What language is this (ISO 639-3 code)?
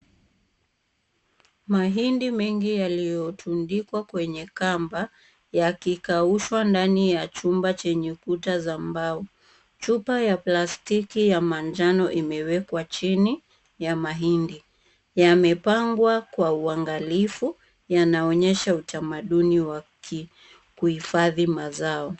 swa